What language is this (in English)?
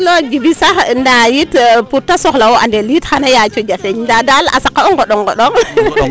Serer